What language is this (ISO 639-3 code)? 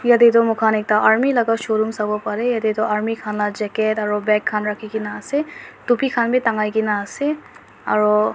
nag